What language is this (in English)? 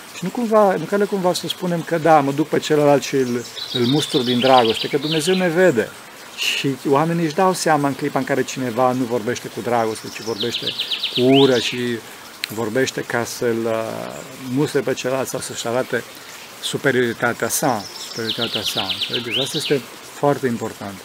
Romanian